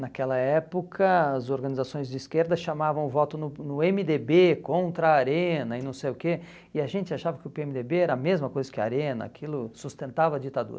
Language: Portuguese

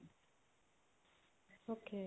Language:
Punjabi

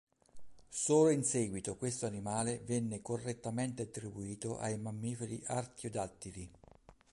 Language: Italian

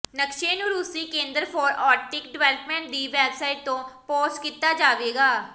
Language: Punjabi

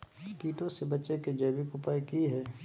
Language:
Magahi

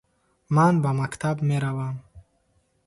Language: Tajik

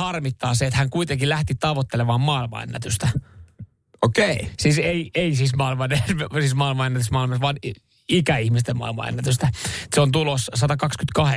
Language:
Finnish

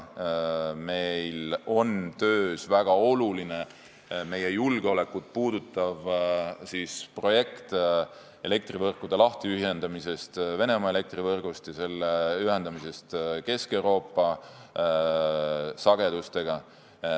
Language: Estonian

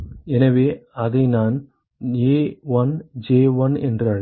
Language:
Tamil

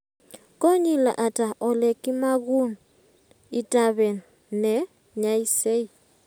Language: Kalenjin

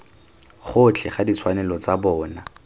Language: Tswana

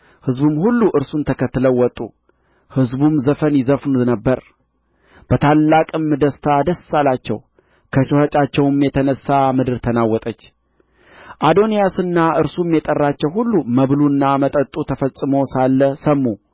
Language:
Amharic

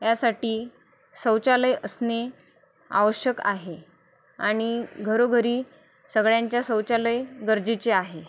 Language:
Marathi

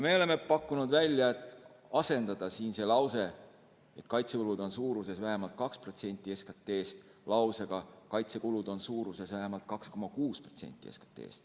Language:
Estonian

